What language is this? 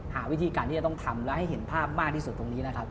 Thai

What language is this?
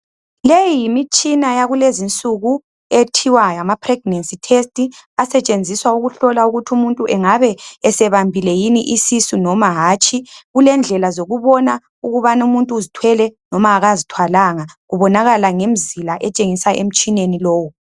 North Ndebele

